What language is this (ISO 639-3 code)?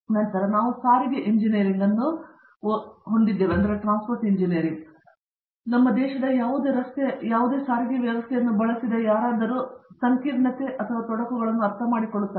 kan